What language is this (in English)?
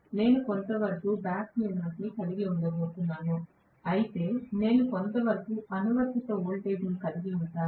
Telugu